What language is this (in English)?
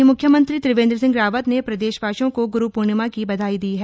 Hindi